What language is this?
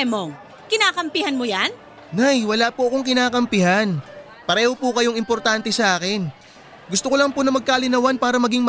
Filipino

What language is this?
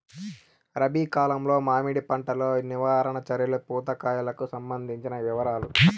Telugu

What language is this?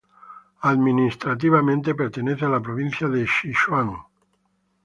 Spanish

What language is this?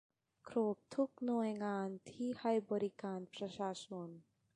Thai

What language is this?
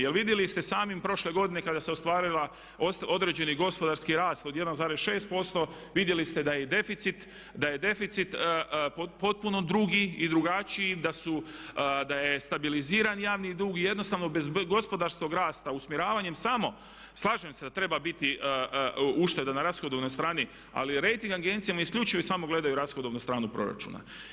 Croatian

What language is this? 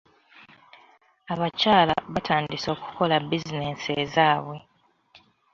Ganda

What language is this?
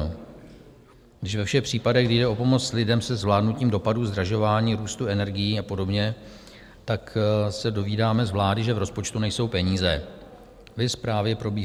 Czech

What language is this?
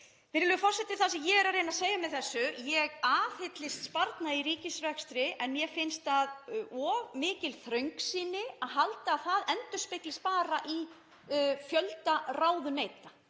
Icelandic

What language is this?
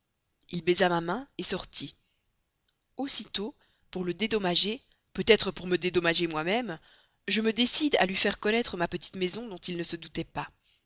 French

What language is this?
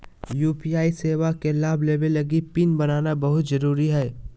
Magahi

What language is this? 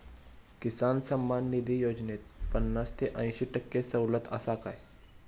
Marathi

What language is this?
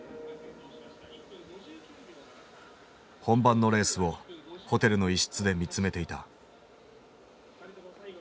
Japanese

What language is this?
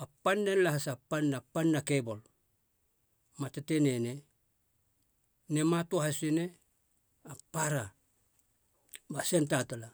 Halia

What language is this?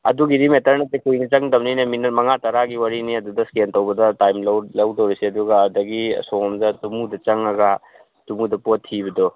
Manipuri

